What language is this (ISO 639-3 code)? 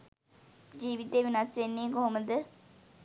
sin